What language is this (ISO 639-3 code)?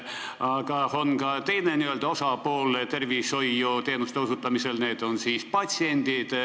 est